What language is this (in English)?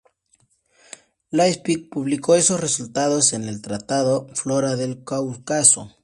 Spanish